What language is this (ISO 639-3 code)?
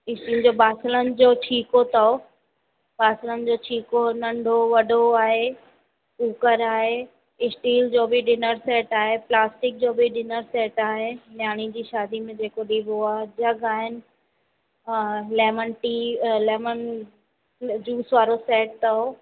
snd